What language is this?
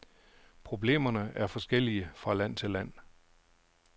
Danish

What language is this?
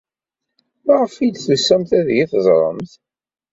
Kabyle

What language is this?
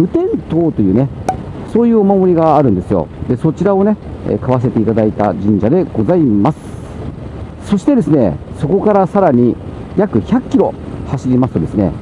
Japanese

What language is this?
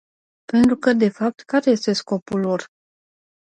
Romanian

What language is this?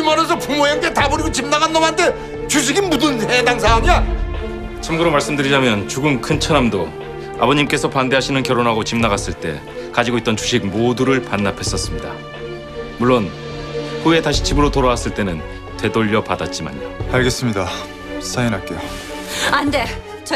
Korean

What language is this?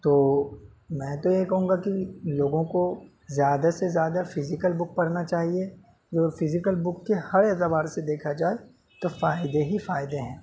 Urdu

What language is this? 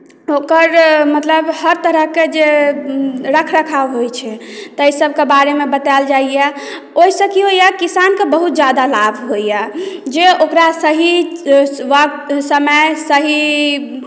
Maithili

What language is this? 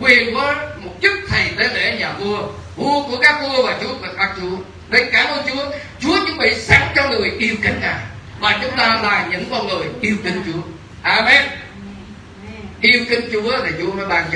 Vietnamese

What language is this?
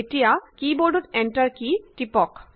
Assamese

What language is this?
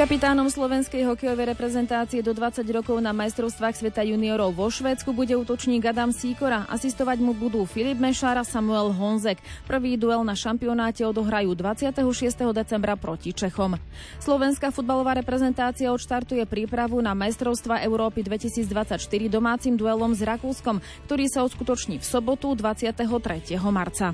Slovak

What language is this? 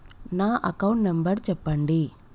Telugu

